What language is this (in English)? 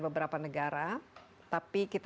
Indonesian